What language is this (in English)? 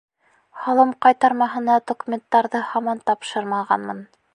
Bashkir